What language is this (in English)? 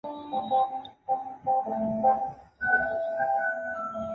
Chinese